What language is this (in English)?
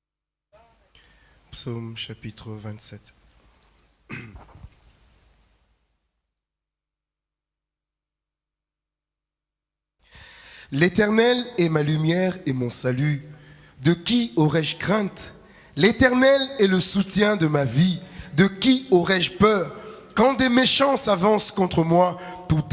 French